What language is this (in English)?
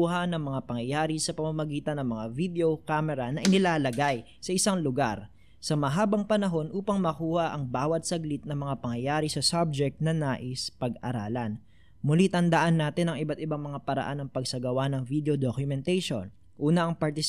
Filipino